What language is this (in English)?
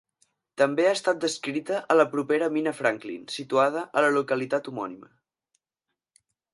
Catalan